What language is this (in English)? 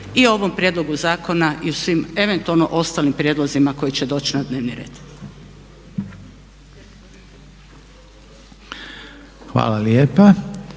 Croatian